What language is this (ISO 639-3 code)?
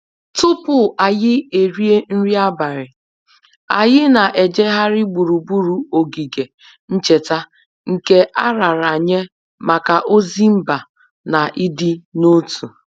ibo